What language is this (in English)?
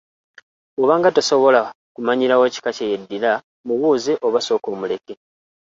Ganda